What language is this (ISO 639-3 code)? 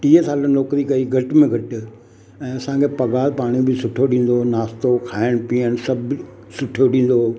snd